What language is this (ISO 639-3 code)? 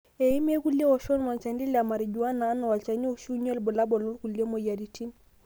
mas